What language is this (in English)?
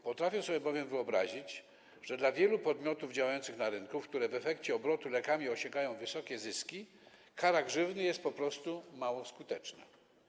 Polish